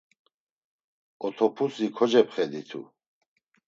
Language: Laz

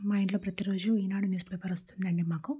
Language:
Telugu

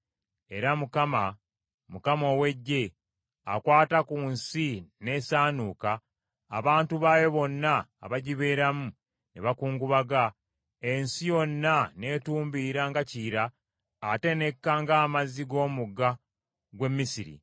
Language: Ganda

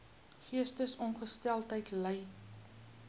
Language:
Afrikaans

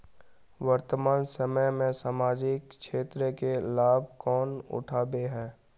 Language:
Magahi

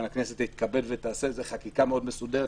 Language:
Hebrew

